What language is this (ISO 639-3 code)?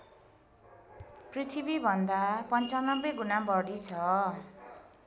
nep